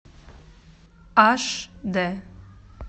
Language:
Russian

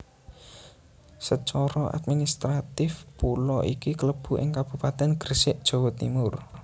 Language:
Javanese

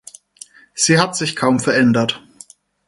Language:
German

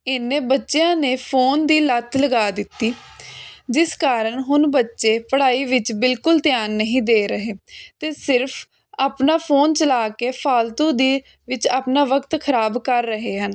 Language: Punjabi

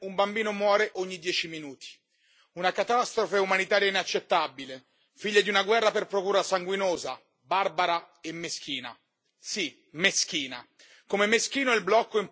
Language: Italian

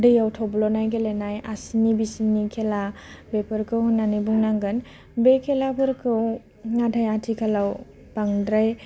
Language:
Bodo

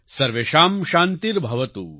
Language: Gujarati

